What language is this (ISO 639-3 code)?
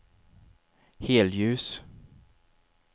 swe